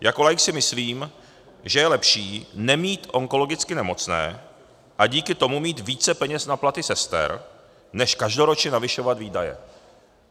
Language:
Czech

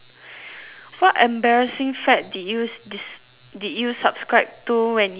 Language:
English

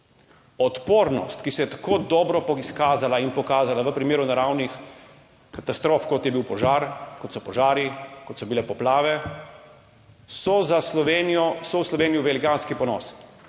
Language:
Slovenian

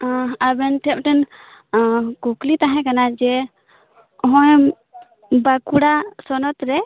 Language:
Santali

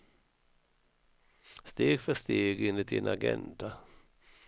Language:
Swedish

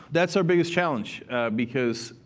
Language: English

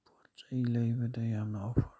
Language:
Manipuri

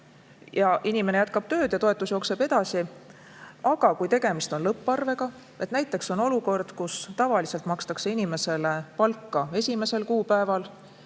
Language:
Estonian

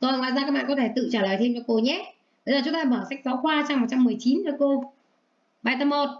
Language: Vietnamese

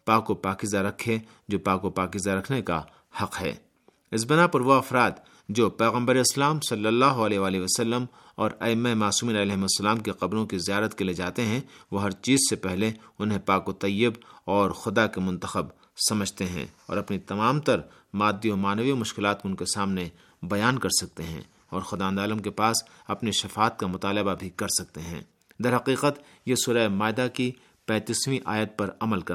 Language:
Urdu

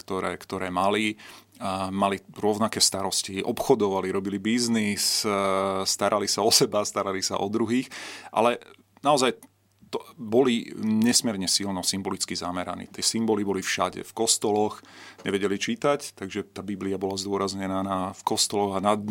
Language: Slovak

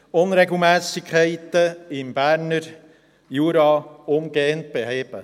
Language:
Swiss German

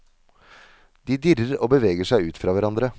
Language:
Norwegian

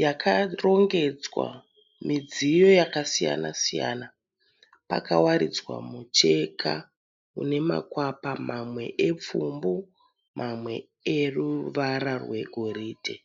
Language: Shona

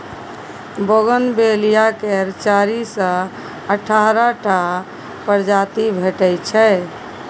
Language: Maithili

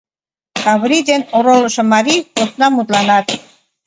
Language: Mari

